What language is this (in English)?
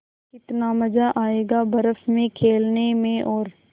Hindi